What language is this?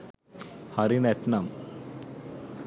Sinhala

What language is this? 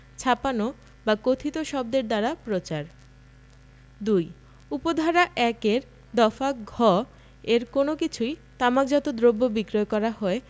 Bangla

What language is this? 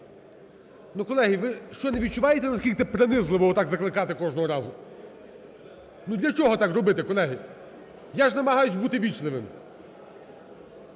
Ukrainian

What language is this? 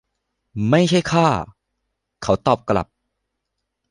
Thai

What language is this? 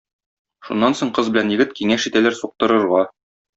Tatar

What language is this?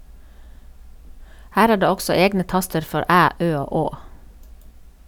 Norwegian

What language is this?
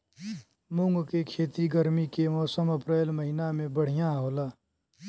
Bhojpuri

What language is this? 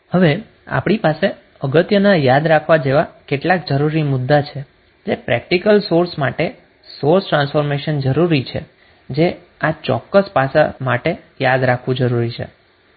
Gujarati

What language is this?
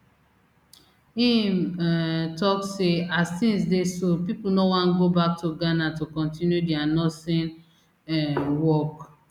Nigerian Pidgin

